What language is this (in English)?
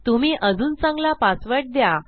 Marathi